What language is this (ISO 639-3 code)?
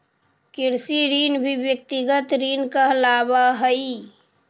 mag